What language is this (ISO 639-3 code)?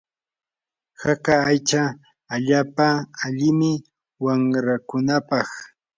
qur